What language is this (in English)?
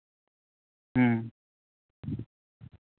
Santali